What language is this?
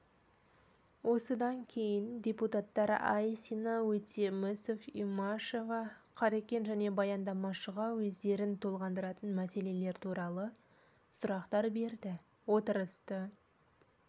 Kazakh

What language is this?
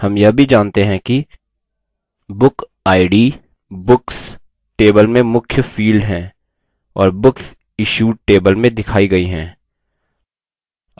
Hindi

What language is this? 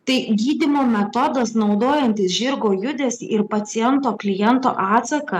Lithuanian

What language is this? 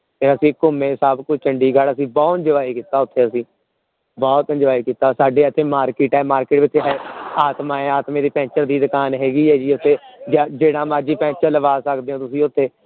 Punjabi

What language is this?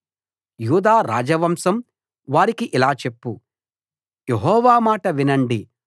Telugu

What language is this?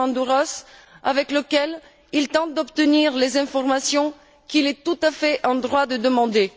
French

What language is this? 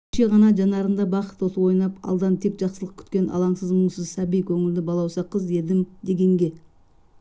Kazakh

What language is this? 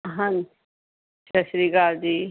Punjabi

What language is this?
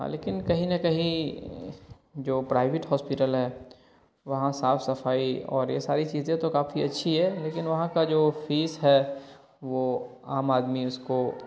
Urdu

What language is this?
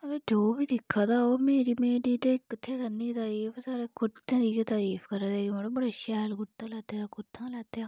Dogri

